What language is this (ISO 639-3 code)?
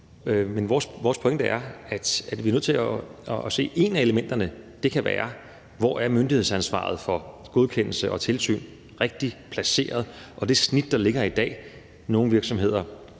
dan